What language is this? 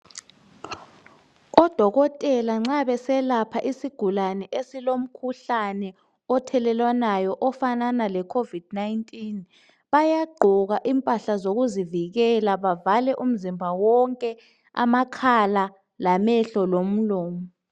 North Ndebele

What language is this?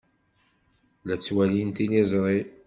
Kabyle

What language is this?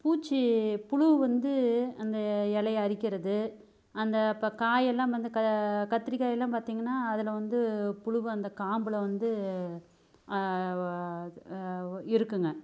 Tamil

